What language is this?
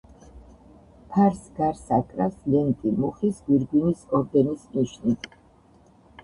Georgian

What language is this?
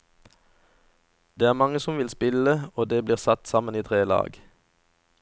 Norwegian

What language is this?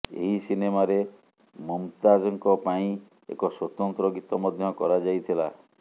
Odia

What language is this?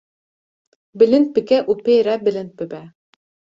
Kurdish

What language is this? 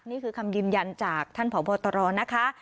Thai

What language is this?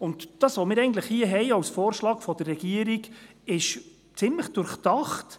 Swiss German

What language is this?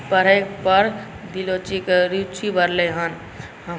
Maithili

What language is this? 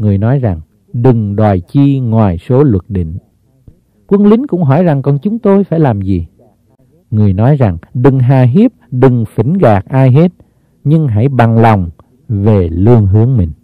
Vietnamese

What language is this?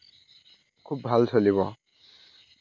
Assamese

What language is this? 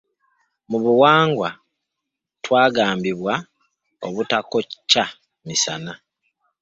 Ganda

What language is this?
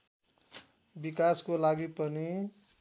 Nepali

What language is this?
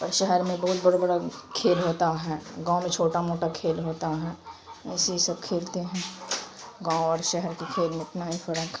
Urdu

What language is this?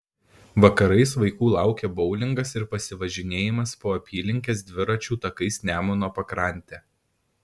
Lithuanian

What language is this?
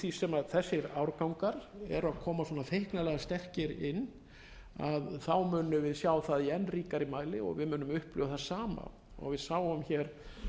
Icelandic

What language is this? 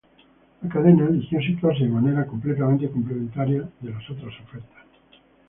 Spanish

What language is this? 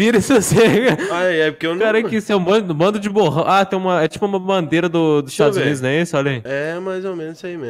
Portuguese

